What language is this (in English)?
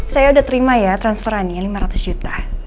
Indonesian